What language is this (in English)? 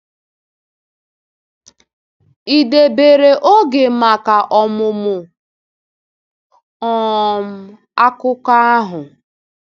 Igbo